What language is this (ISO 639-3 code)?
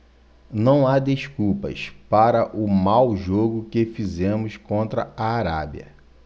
por